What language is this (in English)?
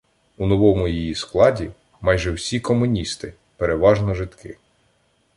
Ukrainian